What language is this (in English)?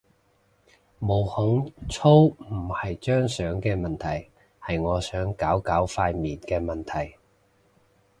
Cantonese